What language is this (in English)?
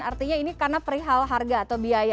Indonesian